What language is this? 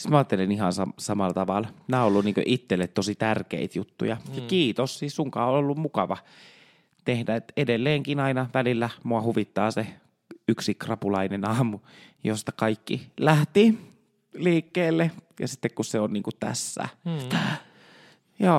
Finnish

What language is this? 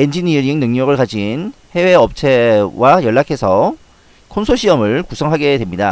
Korean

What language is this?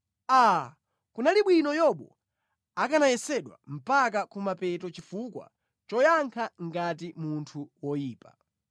Nyanja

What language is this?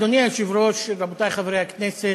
Hebrew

